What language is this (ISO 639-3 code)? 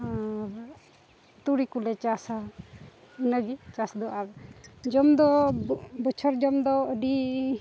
sat